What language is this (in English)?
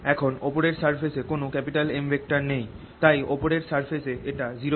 Bangla